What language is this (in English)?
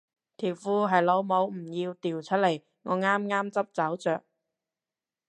Cantonese